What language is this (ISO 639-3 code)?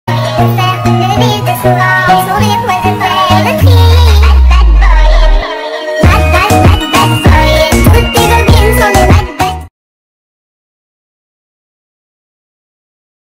tha